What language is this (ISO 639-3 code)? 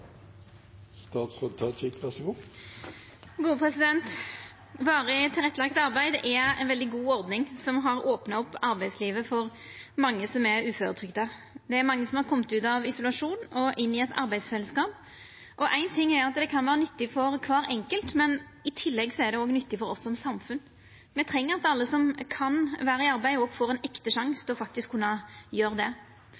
nor